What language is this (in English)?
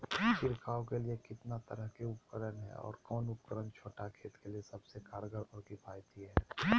Magahi